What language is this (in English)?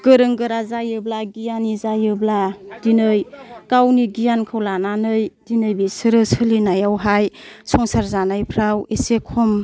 Bodo